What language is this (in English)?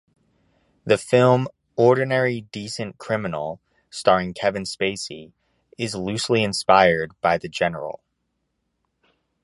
English